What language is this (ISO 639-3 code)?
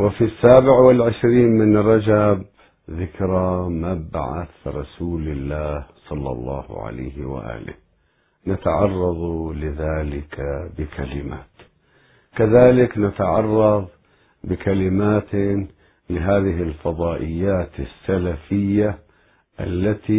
ara